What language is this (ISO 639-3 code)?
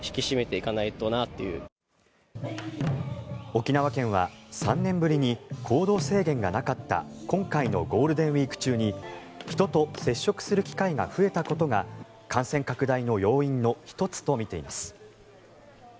jpn